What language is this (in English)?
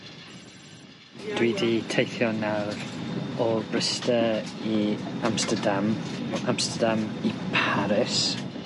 Welsh